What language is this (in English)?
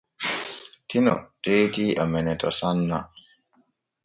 Borgu Fulfulde